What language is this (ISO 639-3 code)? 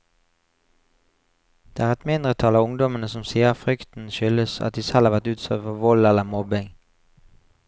nor